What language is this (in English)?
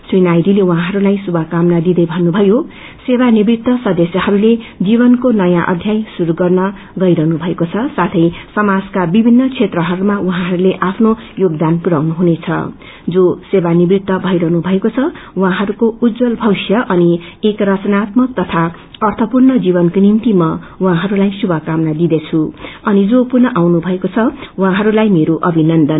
Nepali